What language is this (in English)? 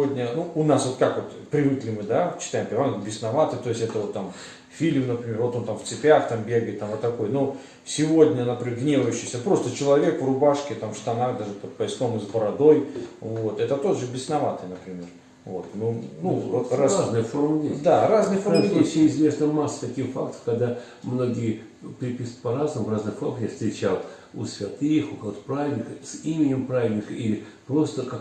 Russian